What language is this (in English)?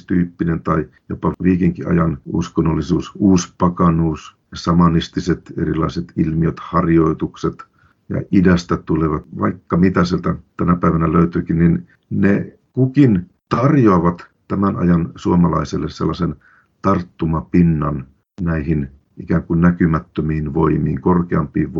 Finnish